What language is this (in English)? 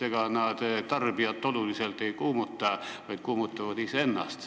Estonian